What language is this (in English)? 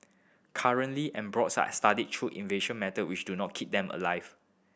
English